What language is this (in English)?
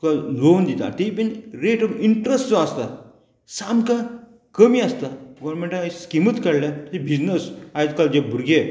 Konkani